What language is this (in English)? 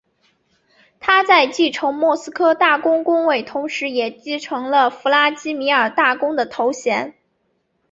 Chinese